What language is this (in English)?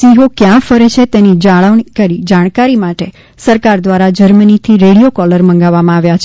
Gujarati